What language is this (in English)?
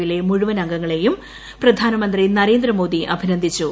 Malayalam